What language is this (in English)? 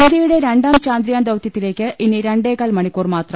Malayalam